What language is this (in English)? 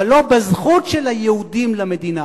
Hebrew